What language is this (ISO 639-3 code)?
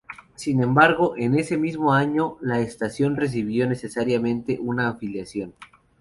spa